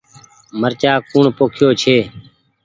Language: Goaria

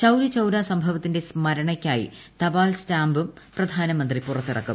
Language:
Malayalam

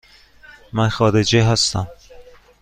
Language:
Persian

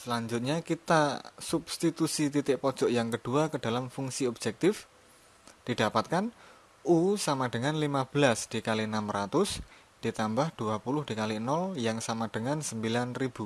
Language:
Indonesian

